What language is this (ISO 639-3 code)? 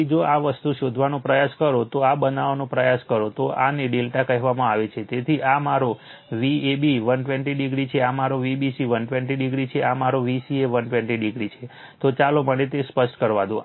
guj